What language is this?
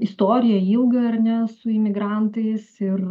Lithuanian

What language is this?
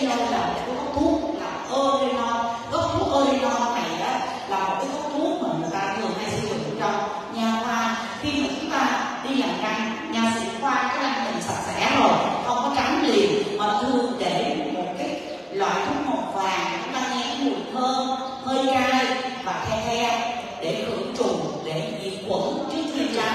Vietnamese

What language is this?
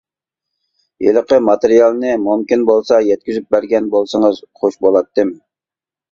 Uyghur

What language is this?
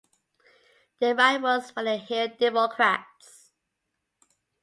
English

